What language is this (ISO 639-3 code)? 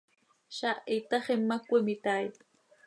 sei